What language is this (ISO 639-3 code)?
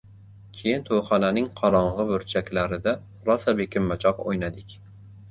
uzb